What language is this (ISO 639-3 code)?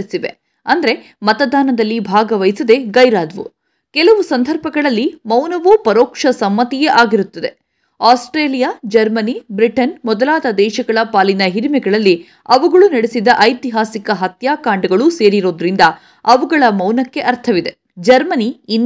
kan